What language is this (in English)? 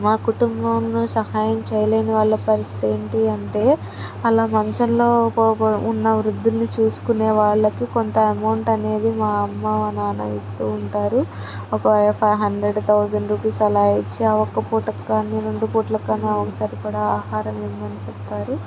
Telugu